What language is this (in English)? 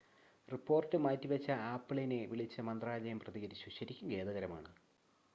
Malayalam